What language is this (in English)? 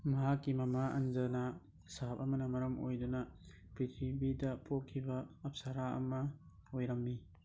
Manipuri